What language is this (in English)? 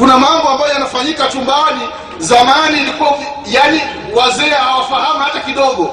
Swahili